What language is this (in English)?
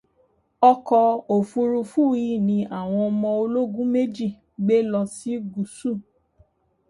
Yoruba